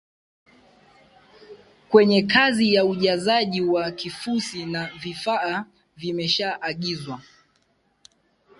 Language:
Swahili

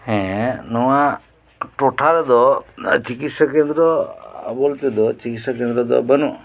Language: Santali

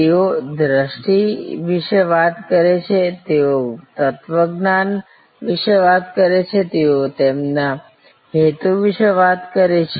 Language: Gujarati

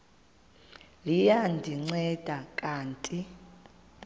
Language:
Xhosa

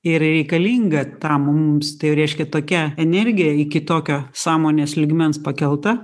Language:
Lithuanian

